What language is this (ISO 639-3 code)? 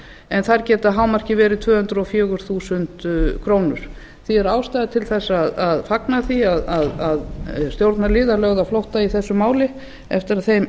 isl